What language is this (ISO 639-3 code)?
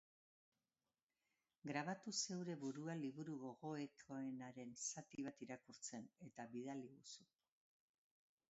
eus